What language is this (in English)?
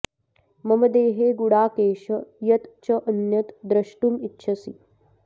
Sanskrit